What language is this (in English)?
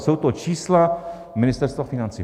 Czech